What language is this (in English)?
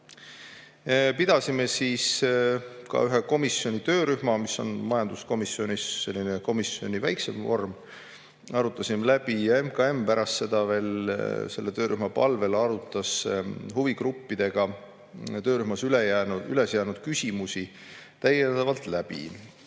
Estonian